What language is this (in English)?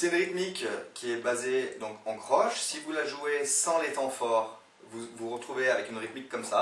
French